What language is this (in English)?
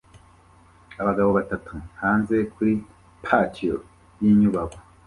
Kinyarwanda